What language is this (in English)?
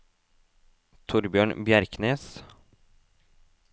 Norwegian